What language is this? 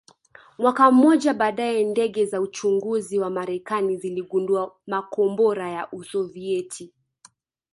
Swahili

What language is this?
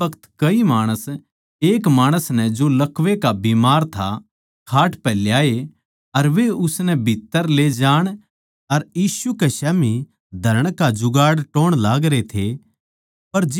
Haryanvi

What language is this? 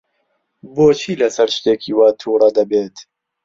Central Kurdish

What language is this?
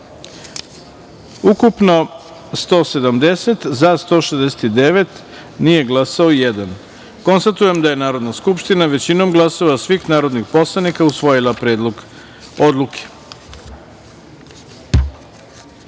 Serbian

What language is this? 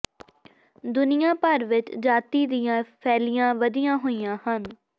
Punjabi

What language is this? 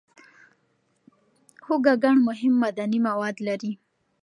Pashto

